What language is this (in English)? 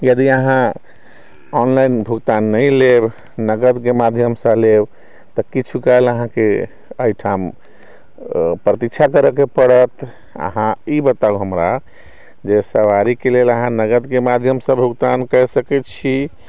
Maithili